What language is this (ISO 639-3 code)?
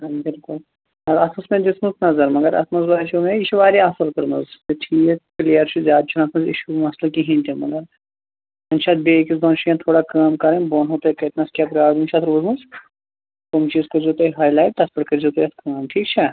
kas